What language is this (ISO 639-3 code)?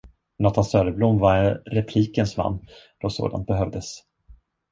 swe